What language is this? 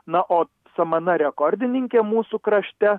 Lithuanian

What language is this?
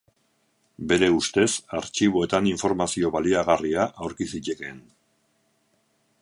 Basque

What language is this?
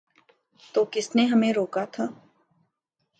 Urdu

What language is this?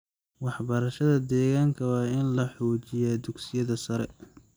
Somali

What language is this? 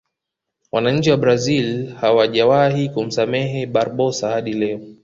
Swahili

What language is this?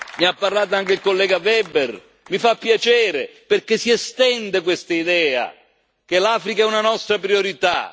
Italian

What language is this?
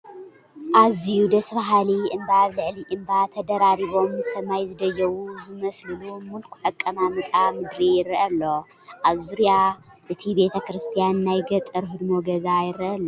Tigrinya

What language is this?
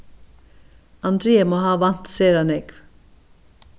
Faroese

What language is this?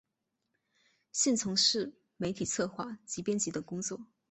Chinese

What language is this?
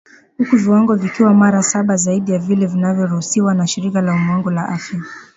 Swahili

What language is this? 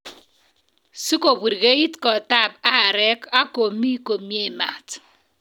Kalenjin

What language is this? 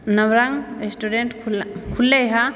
Maithili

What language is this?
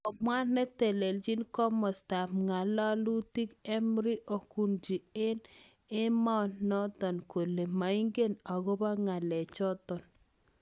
Kalenjin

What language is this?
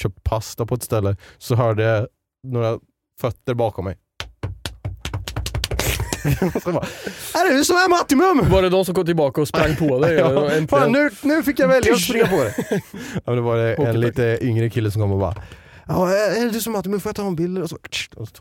Swedish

